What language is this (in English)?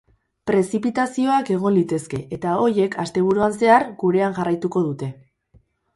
Basque